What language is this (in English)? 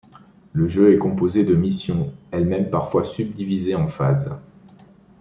French